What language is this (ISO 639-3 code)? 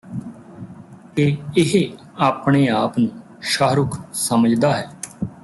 pan